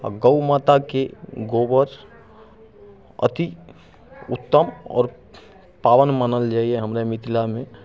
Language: Maithili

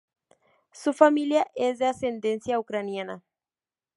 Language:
Spanish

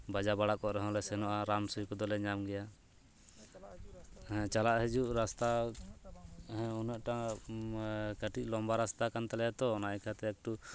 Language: Santali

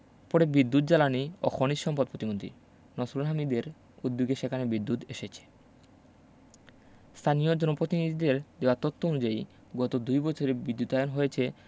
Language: Bangla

